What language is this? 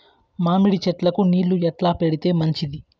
Telugu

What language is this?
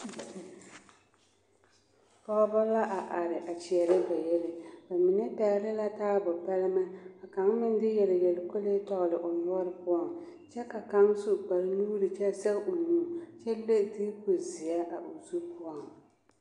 Southern Dagaare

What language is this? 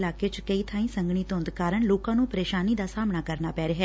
Punjabi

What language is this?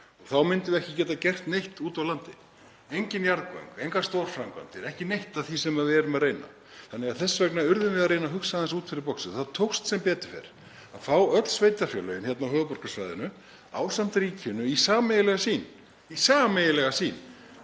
Icelandic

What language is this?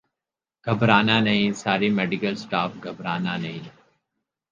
Urdu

